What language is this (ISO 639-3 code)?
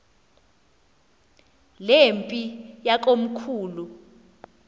xho